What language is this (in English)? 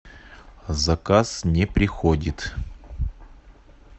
Russian